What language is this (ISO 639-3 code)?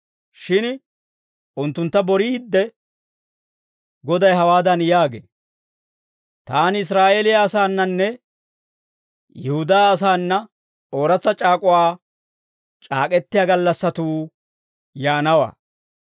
dwr